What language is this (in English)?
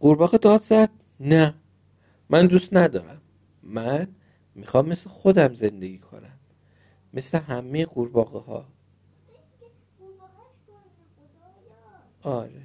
Persian